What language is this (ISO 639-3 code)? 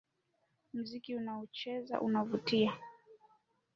swa